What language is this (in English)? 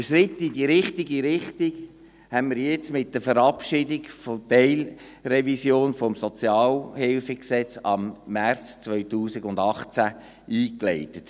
Swiss German